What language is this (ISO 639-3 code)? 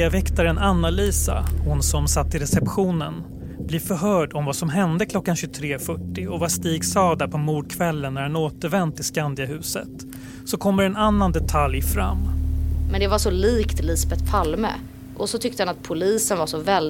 swe